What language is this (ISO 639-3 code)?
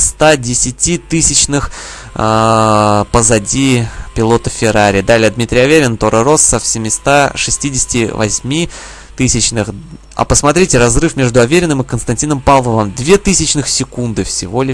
rus